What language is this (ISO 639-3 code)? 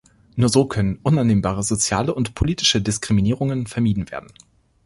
deu